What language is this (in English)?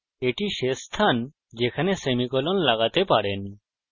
Bangla